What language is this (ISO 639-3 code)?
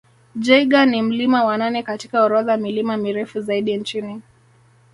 swa